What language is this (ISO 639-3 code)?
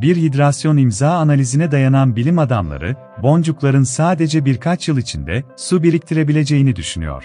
tur